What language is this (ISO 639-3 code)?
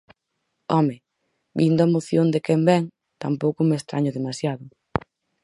glg